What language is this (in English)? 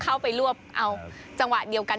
Thai